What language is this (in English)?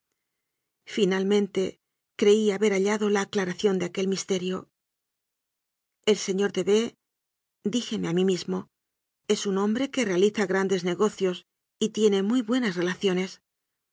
Spanish